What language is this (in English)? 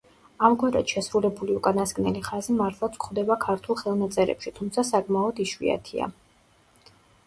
Georgian